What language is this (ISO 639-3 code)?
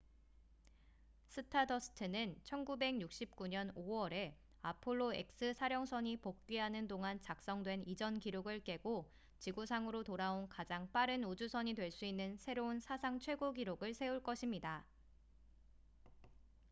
kor